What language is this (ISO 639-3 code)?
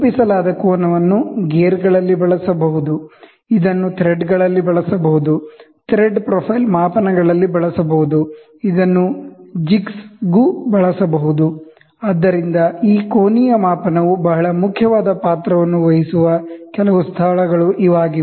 kan